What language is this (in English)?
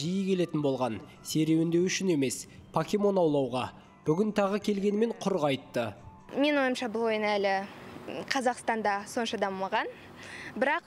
Turkish